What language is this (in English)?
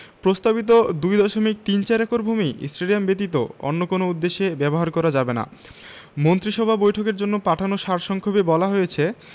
Bangla